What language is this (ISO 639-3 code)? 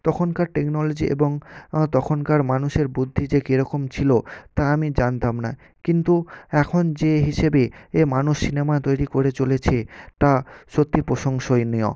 ben